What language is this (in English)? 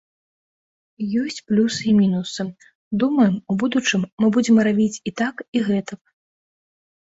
Belarusian